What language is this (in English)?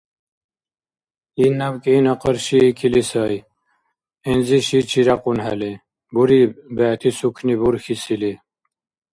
Dargwa